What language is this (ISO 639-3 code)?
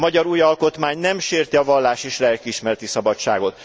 hun